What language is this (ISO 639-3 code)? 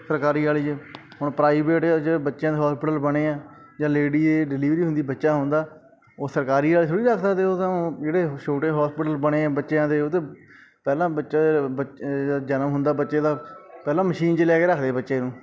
pan